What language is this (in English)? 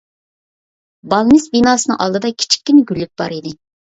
Uyghur